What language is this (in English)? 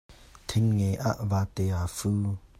Hakha Chin